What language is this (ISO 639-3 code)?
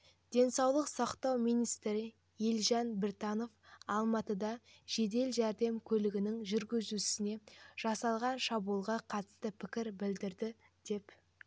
kaz